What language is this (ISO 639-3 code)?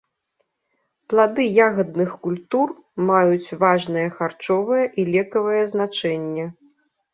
bel